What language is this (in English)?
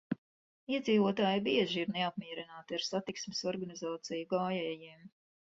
Latvian